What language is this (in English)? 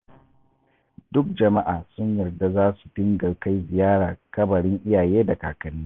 Hausa